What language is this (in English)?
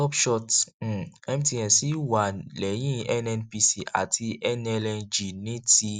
Yoruba